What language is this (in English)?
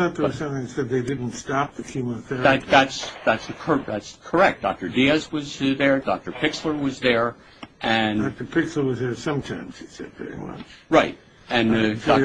English